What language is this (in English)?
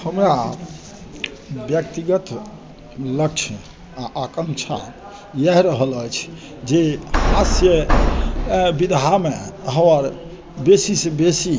Maithili